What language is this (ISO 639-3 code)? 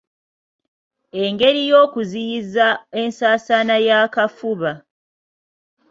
lug